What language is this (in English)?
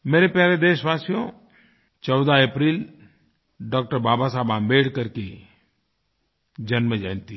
Hindi